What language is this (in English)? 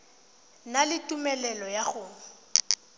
Tswana